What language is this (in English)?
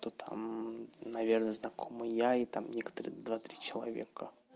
Russian